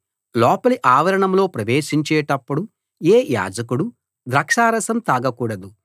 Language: Telugu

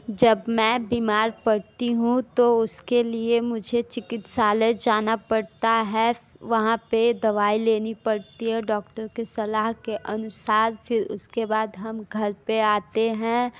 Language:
Hindi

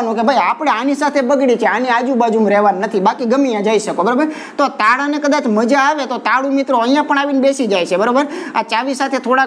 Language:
Indonesian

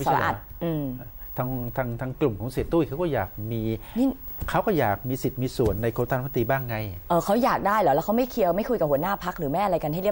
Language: Thai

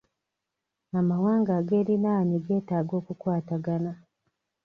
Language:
Ganda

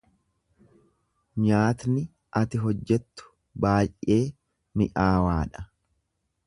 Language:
Oromo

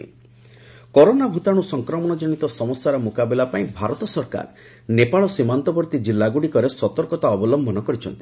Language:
Odia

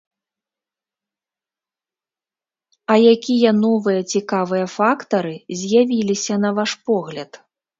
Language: Belarusian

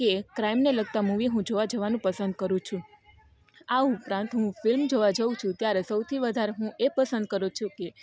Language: Gujarati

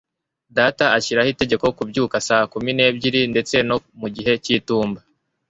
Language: Kinyarwanda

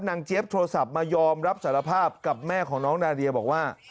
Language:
Thai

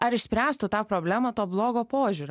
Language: Lithuanian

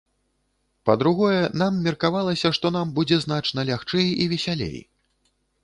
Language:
Belarusian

